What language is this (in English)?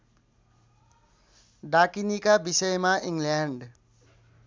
Nepali